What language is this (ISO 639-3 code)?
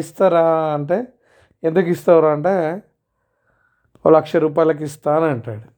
tel